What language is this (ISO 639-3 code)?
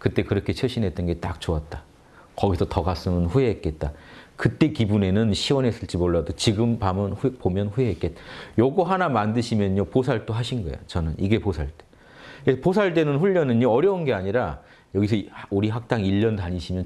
kor